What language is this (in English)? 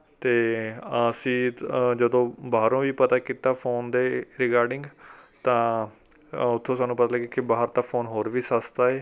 Punjabi